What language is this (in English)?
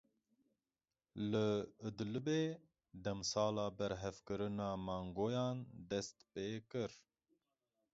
Kurdish